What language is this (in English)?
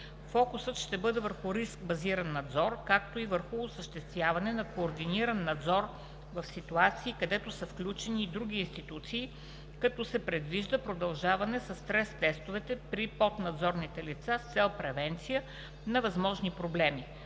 Bulgarian